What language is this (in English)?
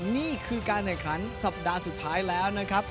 Thai